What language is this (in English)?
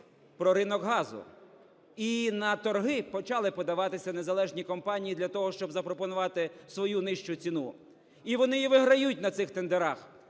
Ukrainian